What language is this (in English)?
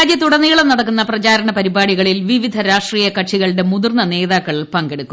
Malayalam